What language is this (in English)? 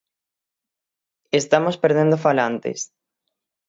Galician